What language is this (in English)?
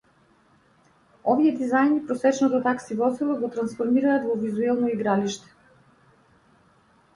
Macedonian